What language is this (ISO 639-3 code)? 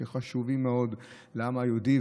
heb